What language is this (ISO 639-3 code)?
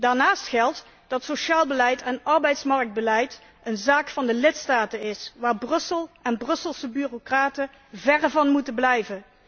nld